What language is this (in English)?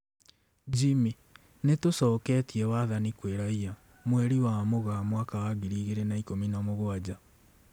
Kikuyu